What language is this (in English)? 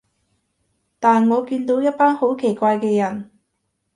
Cantonese